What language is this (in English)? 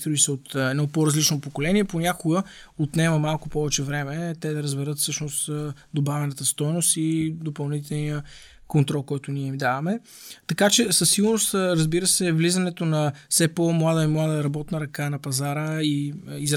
Bulgarian